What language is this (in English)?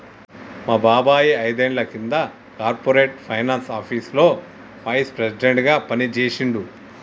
Telugu